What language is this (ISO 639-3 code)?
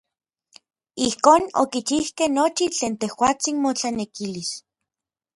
nlv